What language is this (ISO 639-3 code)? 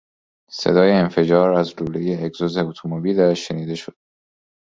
fas